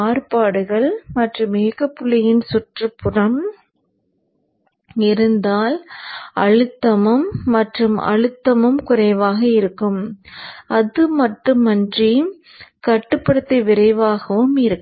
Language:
Tamil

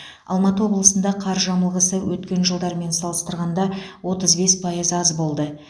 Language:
Kazakh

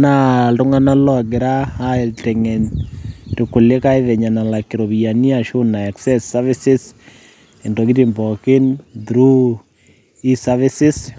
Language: Masai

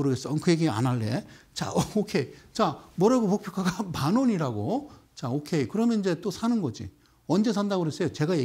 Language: Korean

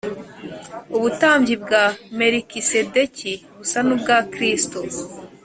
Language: Kinyarwanda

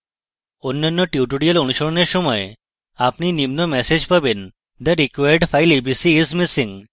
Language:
Bangla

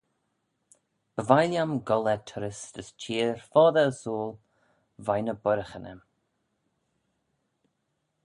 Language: Manx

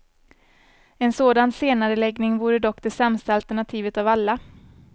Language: Swedish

